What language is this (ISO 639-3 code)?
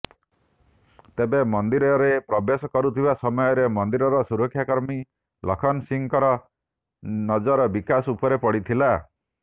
ori